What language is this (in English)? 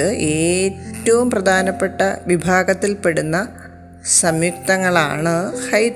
Malayalam